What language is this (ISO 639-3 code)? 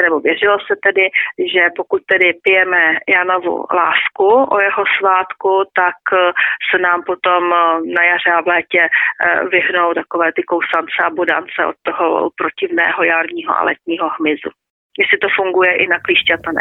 ces